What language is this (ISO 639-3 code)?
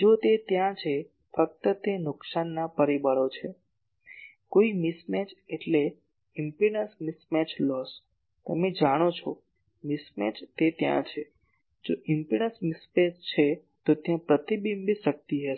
guj